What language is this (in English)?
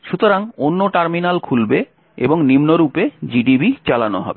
Bangla